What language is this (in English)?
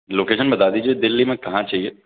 Urdu